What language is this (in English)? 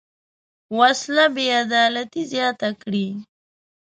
Pashto